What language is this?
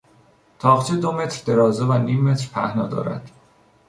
Persian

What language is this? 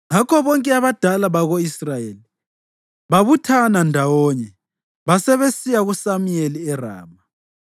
North Ndebele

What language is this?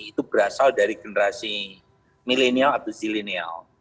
Indonesian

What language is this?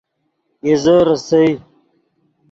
Yidgha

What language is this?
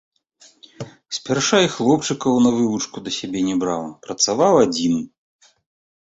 Belarusian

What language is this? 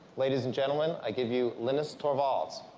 English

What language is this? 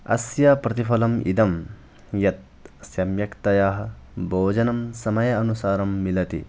Sanskrit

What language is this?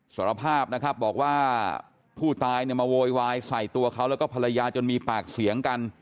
Thai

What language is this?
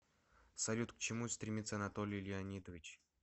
Russian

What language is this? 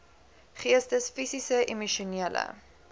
Afrikaans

